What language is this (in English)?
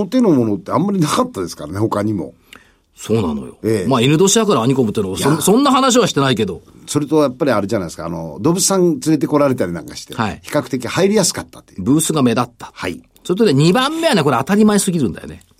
Japanese